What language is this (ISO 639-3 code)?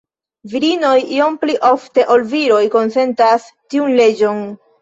epo